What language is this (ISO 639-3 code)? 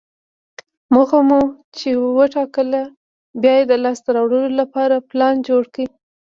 pus